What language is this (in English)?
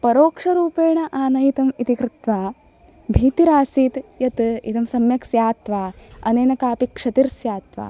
Sanskrit